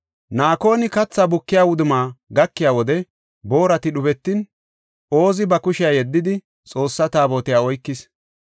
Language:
Gofa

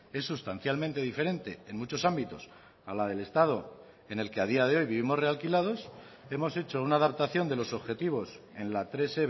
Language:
Spanish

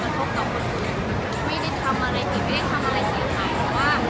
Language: Thai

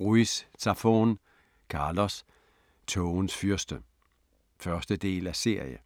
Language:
Danish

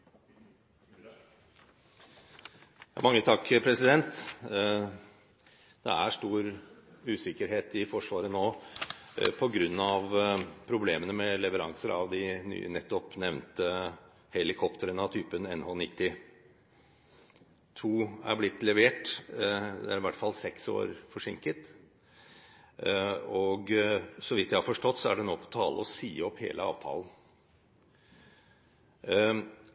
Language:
Norwegian Bokmål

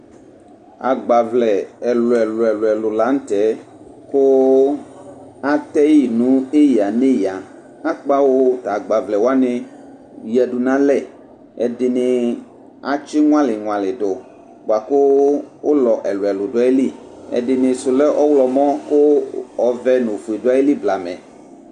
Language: Ikposo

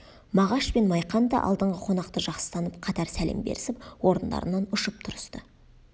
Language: Kazakh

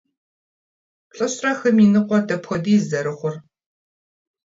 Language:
Kabardian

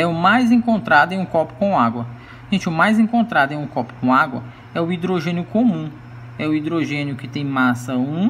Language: Portuguese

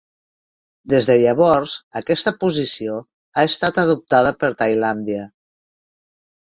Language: Catalan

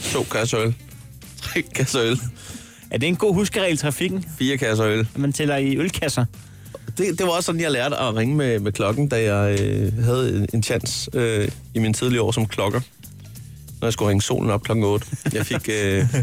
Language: Danish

